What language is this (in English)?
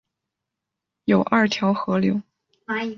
Chinese